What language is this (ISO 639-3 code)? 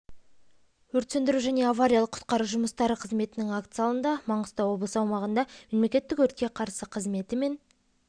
kaz